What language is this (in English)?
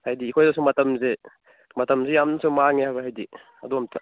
Manipuri